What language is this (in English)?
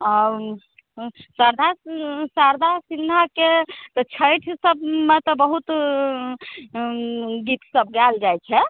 Maithili